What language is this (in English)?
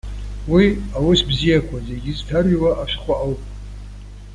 Abkhazian